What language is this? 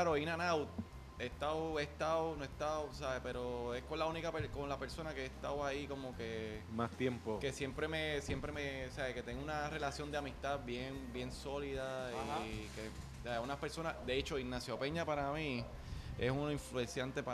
Spanish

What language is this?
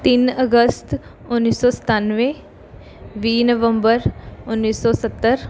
Punjabi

